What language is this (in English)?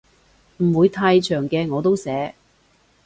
Cantonese